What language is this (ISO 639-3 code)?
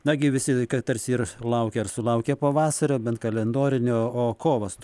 lit